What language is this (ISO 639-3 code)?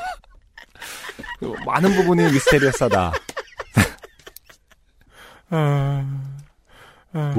kor